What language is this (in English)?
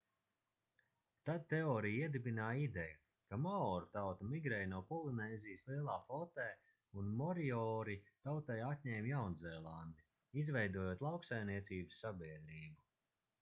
Latvian